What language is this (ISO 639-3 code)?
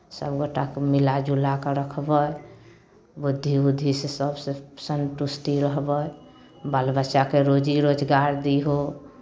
mai